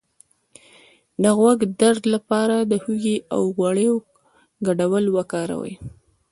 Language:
Pashto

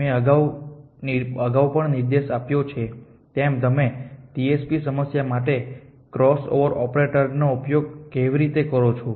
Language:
Gujarati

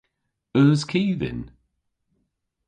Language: Cornish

